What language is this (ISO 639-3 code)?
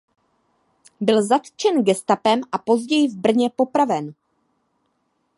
ces